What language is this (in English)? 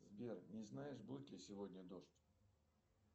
Russian